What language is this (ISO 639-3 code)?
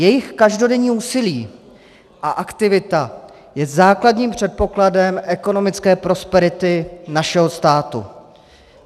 ces